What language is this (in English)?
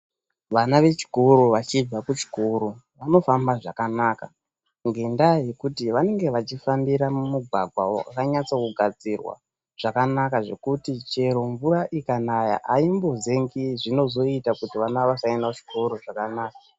Ndau